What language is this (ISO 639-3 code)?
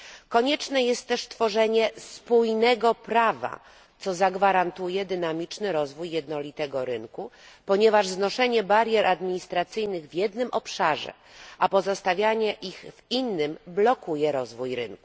pol